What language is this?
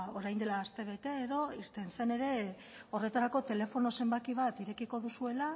Basque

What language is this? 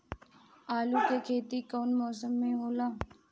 Bhojpuri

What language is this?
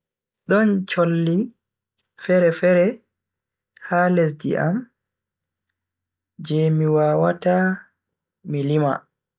Bagirmi Fulfulde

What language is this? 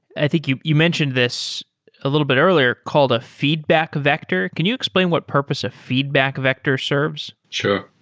English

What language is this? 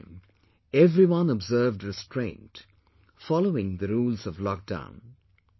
English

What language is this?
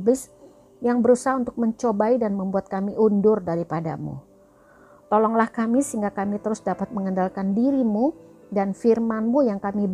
Indonesian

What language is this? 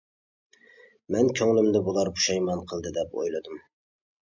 Uyghur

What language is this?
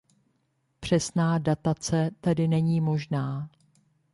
Czech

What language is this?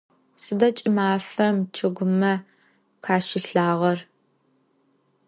Adyghe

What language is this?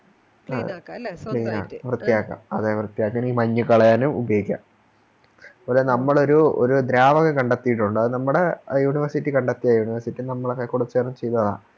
Malayalam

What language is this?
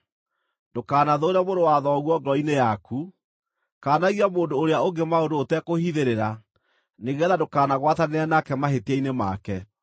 Kikuyu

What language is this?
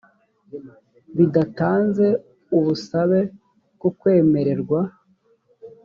Kinyarwanda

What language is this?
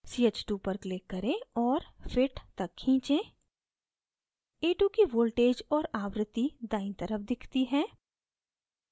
Hindi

